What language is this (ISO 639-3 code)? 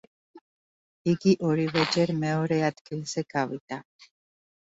kat